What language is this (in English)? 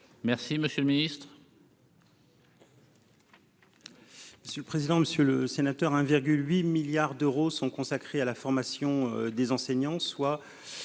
French